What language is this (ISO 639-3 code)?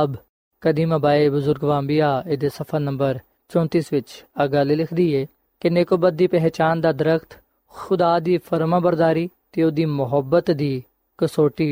pan